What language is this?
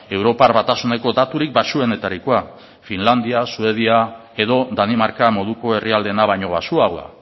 Basque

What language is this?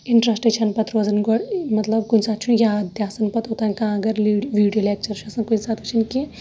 Kashmiri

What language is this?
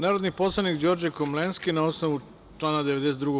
Serbian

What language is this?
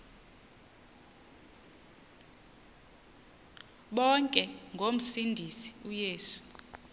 Xhosa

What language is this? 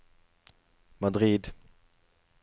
Norwegian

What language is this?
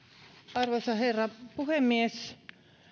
Finnish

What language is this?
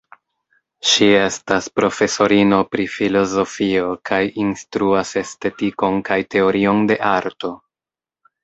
Esperanto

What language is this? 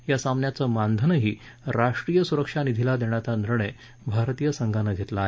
Marathi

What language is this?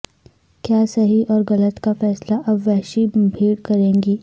Urdu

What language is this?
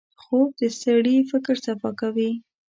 Pashto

